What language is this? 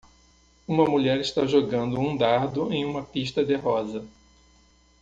Portuguese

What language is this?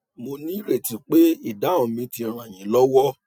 Yoruba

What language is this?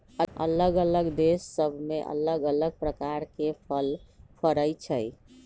Magahi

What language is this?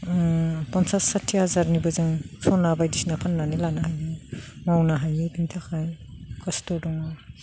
Bodo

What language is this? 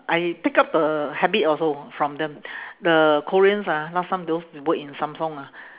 English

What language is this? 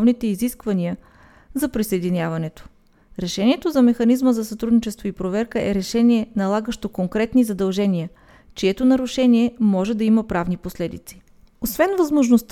Bulgarian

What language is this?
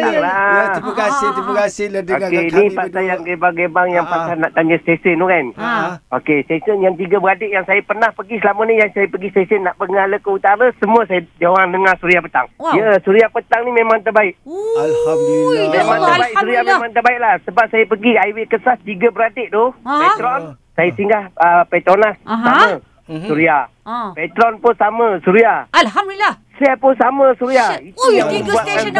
Malay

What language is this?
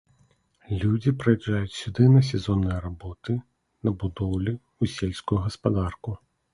Belarusian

